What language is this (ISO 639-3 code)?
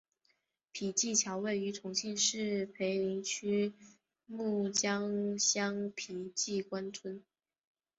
zho